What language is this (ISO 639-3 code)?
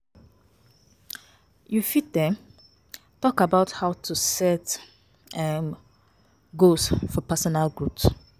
pcm